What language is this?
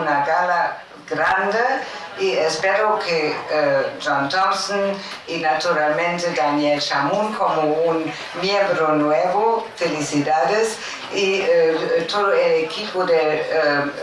Spanish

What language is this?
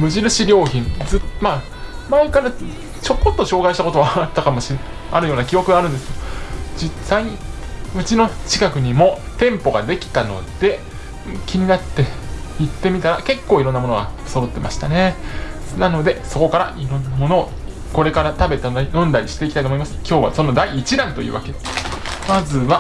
Japanese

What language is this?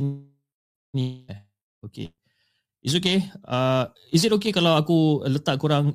Malay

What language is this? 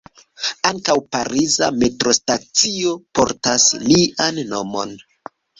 Esperanto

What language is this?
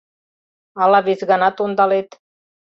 Mari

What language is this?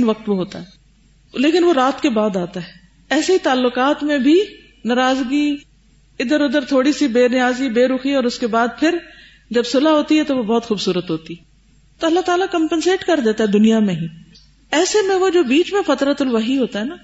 Urdu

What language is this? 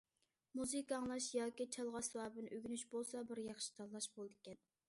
Uyghur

